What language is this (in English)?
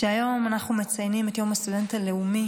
Hebrew